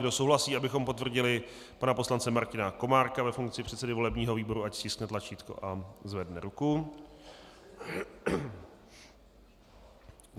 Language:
Czech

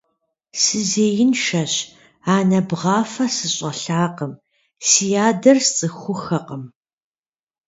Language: Kabardian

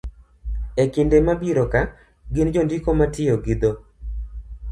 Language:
Luo (Kenya and Tanzania)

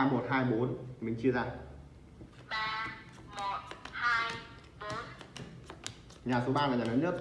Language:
Vietnamese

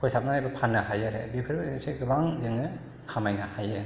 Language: Bodo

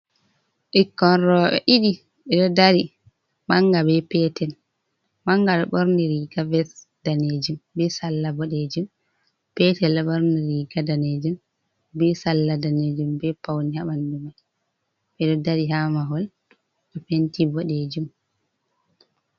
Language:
Fula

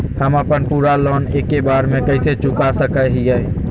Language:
Magahi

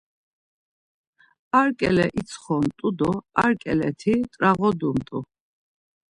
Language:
Laz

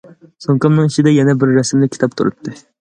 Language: Uyghur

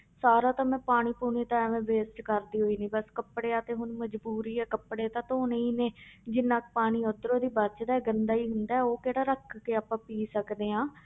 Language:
Punjabi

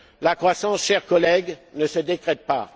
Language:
French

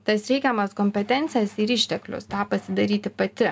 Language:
Lithuanian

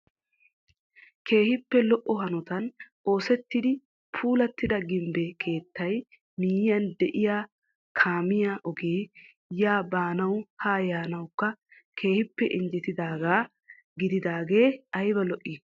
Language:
Wolaytta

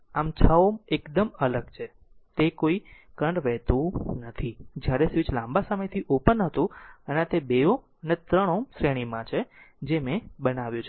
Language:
Gujarati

